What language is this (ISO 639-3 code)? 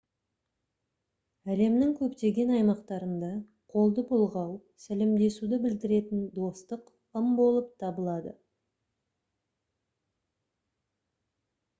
kaz